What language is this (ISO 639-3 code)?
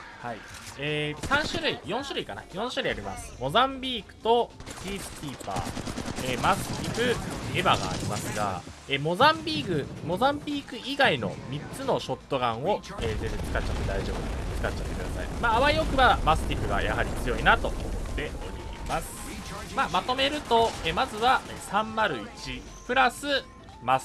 jpn